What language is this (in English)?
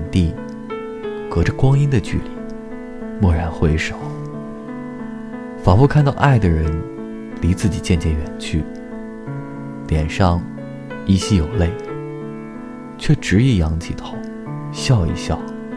Chinese